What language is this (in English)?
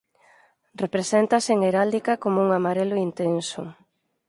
Galician